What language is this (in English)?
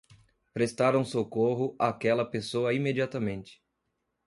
Portuguese